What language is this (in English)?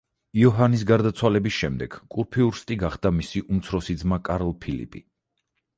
Georgian